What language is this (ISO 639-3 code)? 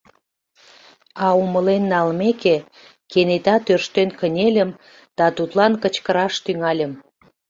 chm